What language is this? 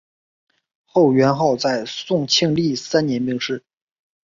Chinese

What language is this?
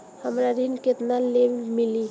Bhojpuri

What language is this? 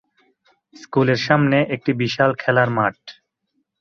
Bangla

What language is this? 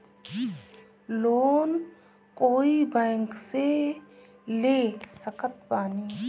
Bhojpuri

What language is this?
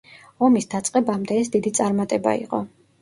Georgian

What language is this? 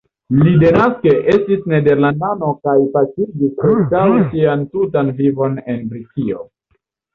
Esperanto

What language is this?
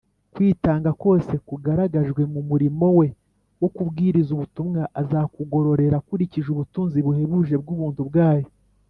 Kinyarwanda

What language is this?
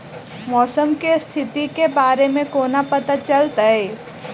Maithili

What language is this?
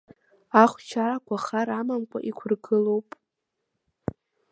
Abkhazian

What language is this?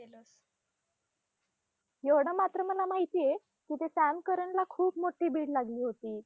Marathi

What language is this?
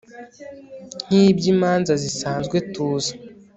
Kinyarwanda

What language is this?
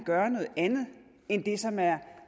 Danish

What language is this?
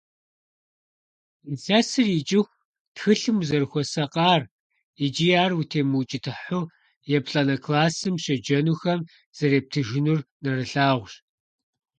Kabardian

